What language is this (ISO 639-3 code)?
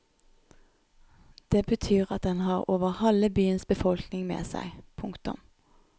nor